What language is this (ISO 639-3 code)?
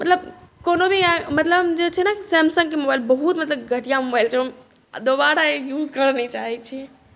mai